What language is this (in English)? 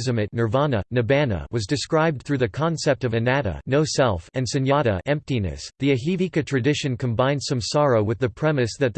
English